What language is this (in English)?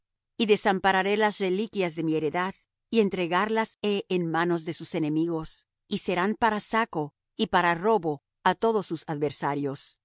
Spanish